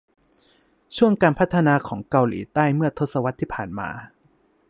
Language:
Thai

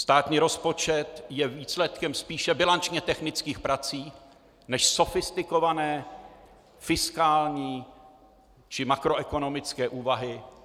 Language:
Czech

